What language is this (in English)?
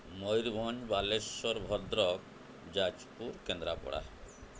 Odia